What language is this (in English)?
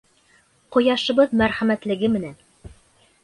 Bashkir